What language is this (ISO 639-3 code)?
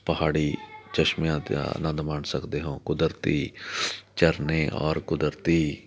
pan